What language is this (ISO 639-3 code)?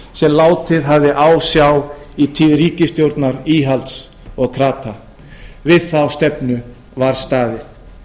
isl